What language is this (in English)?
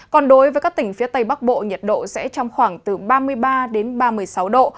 Vietnamese